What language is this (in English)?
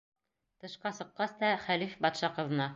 Bashkir